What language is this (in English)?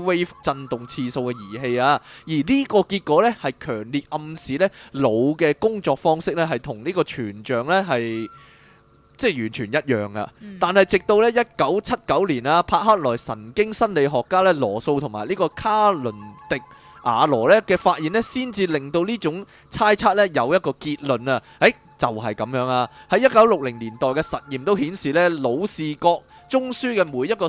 Chinese